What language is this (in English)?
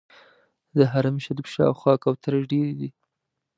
Pashto